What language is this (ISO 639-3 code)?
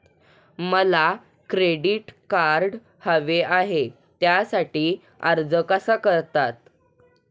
mar